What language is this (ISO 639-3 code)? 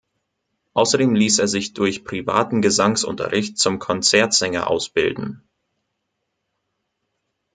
deu